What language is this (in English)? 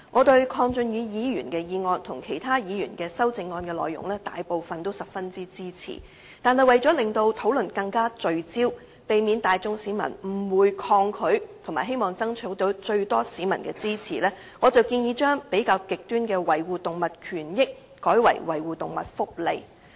Cantonese